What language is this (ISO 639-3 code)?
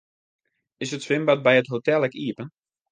fry